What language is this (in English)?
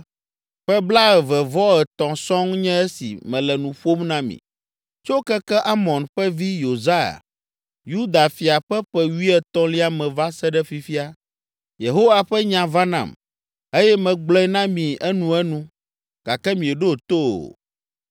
Ewe